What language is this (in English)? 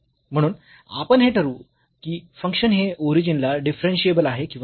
Marathi